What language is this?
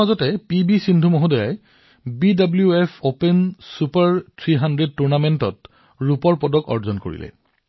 Assamese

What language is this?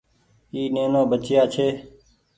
Goaria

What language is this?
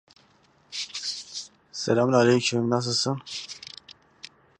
Kurdish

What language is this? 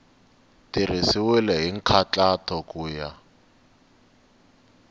Tsonga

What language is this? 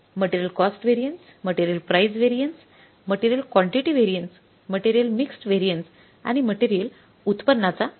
Marathi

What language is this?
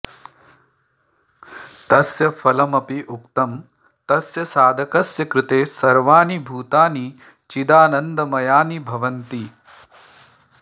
Sanskrit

